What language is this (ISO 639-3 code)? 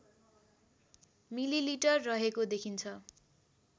nep